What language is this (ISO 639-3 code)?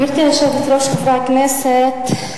heb